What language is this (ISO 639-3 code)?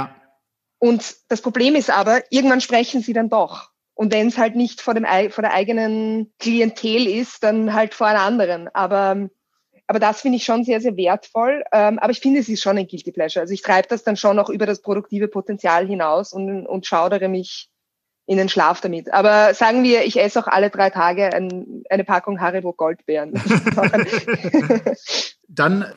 deu